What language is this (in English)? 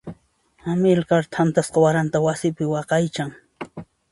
Puno Quechua